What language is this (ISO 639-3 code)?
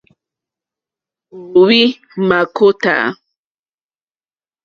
bri